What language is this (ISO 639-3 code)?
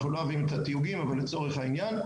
heb